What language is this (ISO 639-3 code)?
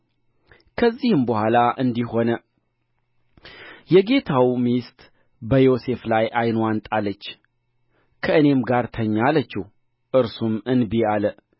amh